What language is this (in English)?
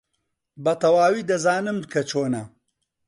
Central Kurdish